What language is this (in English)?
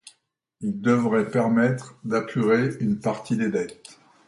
French